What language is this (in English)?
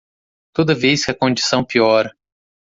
Portuguese